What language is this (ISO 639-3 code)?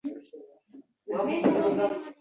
uzb